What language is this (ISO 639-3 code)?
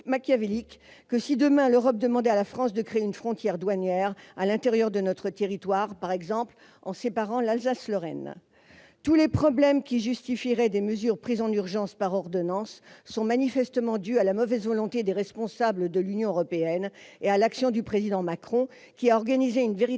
fra